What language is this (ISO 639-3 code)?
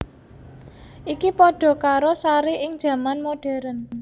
jav